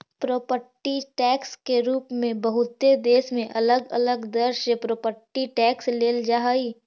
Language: Magahi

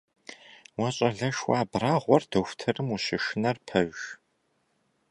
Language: Kabardian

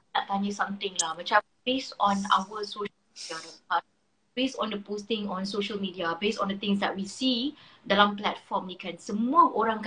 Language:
Malay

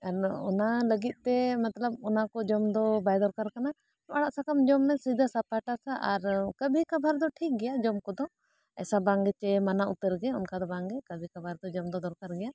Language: Santali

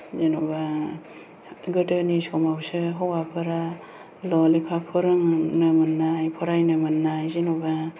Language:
Bodo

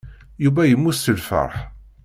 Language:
Kabyle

